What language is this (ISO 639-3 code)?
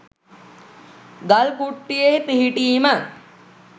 sin